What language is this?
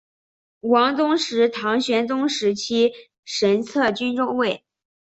Chinese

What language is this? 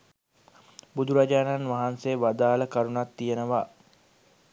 Sinhala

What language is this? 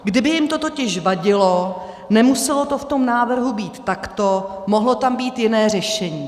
Czech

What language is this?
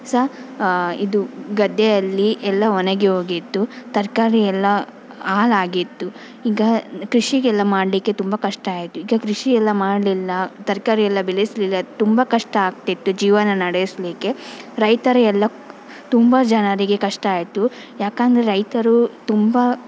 Kannada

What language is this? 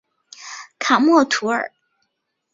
Chinese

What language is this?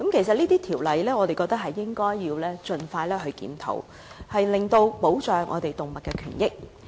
Cantonese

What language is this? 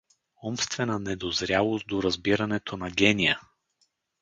Bulgarian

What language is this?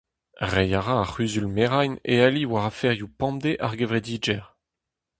Breton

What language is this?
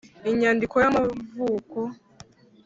Kinyarwanda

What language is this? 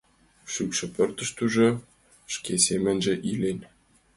Mari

